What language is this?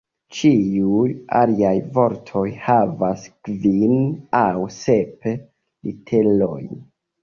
Esperanto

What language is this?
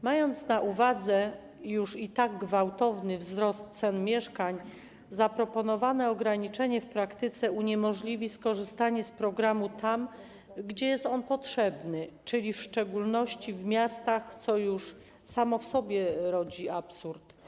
Polish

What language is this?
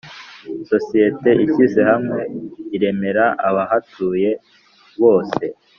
Kinyarwanda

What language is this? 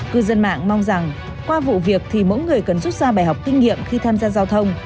Vietnamese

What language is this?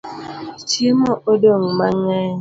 Luo (Kenya and Tanzania)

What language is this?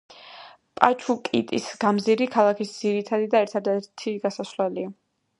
Georgian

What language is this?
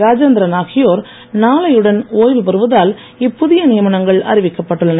Tamil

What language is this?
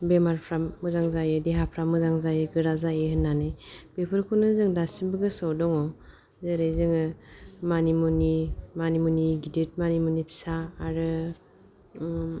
Bodo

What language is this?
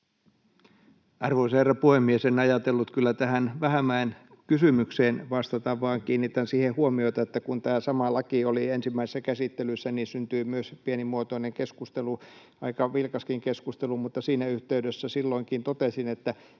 Finnish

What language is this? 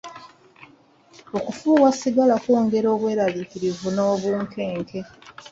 Ganda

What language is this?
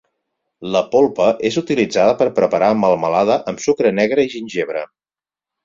Catalan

